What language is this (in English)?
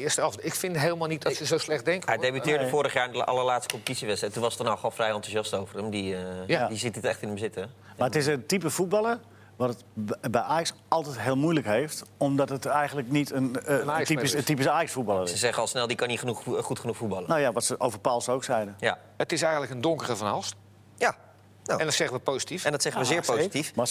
Dutch